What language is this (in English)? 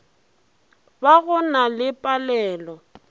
Northern Sotho